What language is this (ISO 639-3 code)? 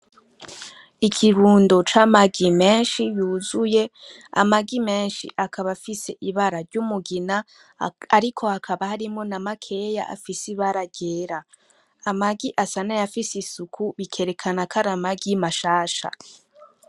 run